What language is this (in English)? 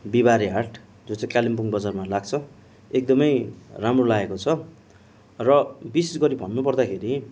Nepali